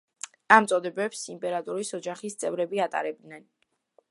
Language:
Georgian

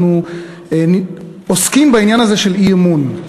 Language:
Hebrew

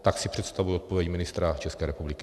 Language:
Czech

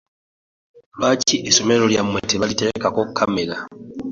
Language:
Ganda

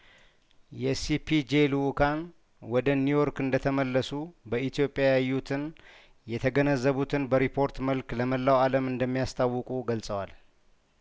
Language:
Amharic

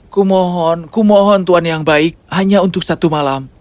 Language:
Indonesian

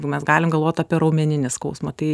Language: Lithuanian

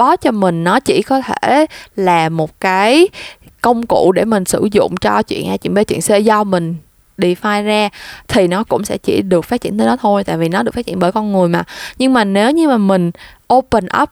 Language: Vietnamese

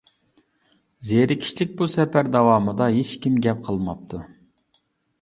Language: Uyghur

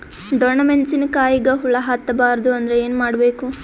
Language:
Kannada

